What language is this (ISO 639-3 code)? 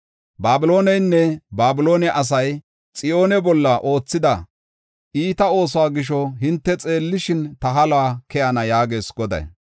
gof